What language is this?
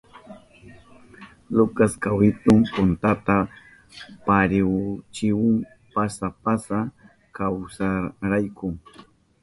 Southern Pastaza Quechua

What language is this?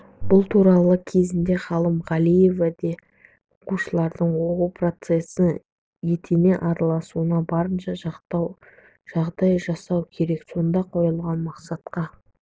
Kazakh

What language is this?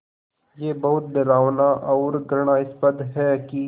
Hindi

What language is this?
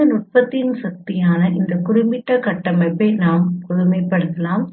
Tamil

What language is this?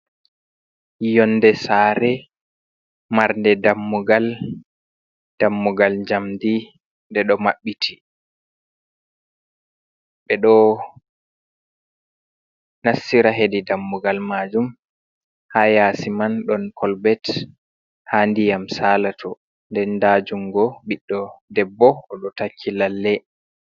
Fula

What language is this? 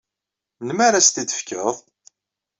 Kabyle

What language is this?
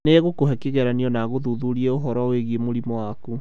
Kikuyu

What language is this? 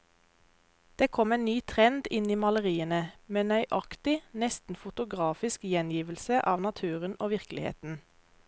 Norwegian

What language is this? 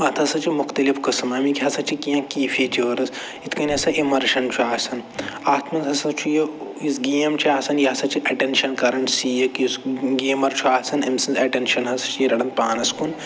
Kashmiri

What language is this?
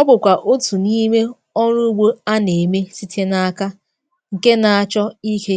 Igbo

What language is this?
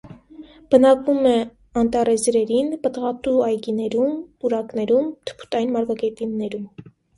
Armenian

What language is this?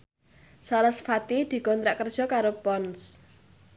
Javanese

